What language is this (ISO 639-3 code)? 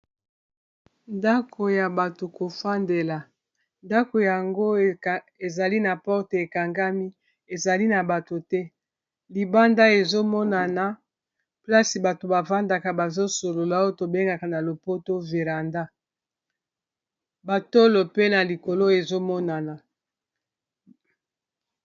lin